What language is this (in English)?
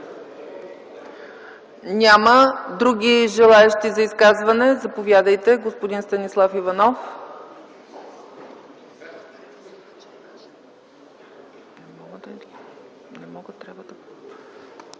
Bulgarian